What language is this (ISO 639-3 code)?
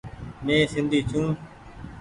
gig